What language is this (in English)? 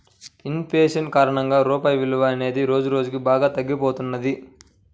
Telugu